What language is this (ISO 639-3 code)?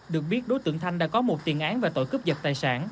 vie